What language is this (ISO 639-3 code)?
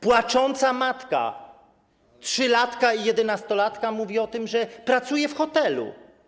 pol